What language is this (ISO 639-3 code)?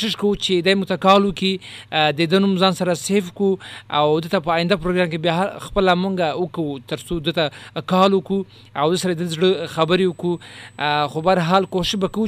urd